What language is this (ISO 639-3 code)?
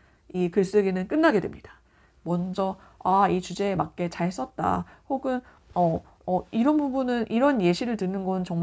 kor